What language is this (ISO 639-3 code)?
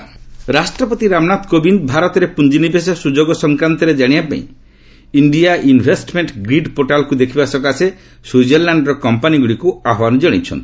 ori